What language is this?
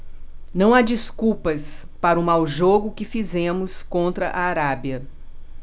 Portuguese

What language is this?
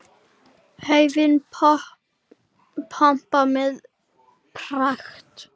Icelandic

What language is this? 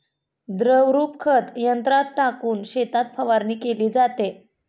Marathi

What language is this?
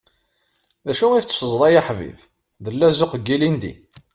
Kabyle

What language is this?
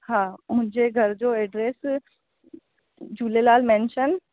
Sindhi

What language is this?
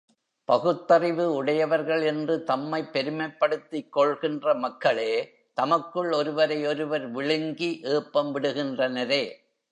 Tamil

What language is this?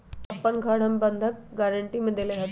Magahi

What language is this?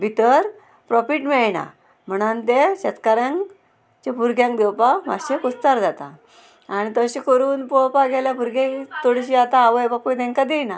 Konkani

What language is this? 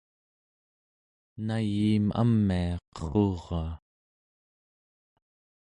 Central Yupik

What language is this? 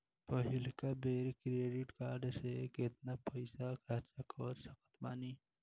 Bhojpuri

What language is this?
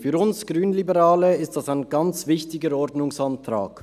Swiss German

